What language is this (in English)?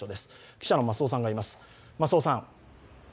Japanese